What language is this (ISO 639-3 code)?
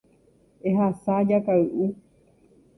grn